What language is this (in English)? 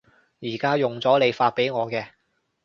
Cantonese